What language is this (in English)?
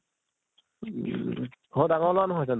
Assamese